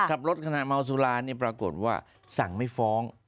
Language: Thai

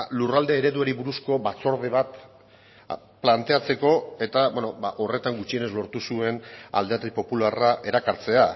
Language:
Basque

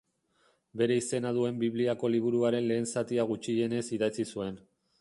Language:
Basque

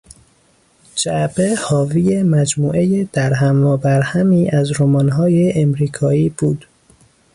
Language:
Persian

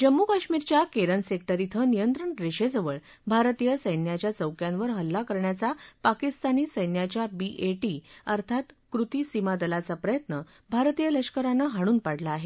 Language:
Marathi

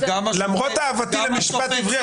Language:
Hebrew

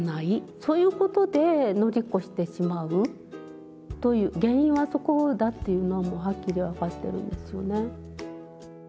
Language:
Japanese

